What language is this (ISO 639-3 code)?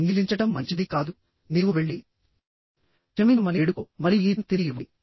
tel